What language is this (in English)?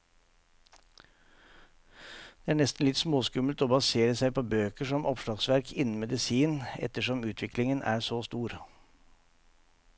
Norwegian